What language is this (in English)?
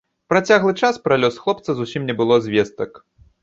Belarusian